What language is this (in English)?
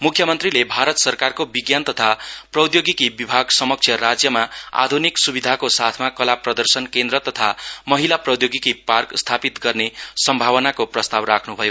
Nepali